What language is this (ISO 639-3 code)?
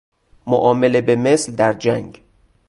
fas